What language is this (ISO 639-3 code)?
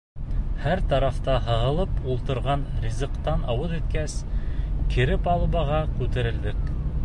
bak